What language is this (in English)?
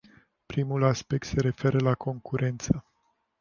Romanian